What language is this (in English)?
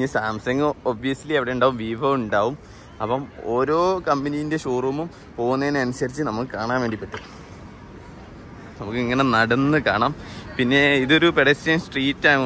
Malayalam